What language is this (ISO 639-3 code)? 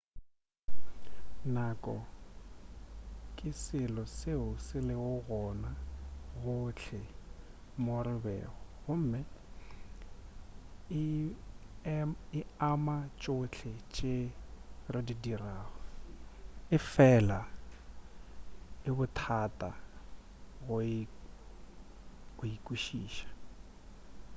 nso